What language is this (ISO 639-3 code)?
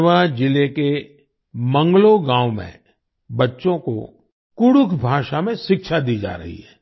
hin